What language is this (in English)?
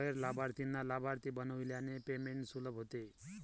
Marathi